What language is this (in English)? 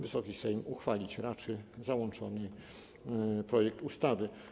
Polish